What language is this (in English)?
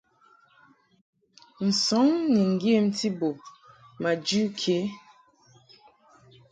Mungaka